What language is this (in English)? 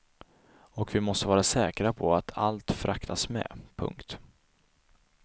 Swedish